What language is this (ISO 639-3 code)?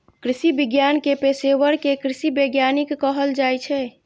mai